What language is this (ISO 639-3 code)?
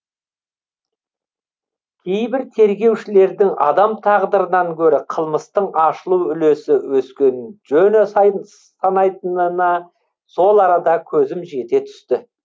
kaz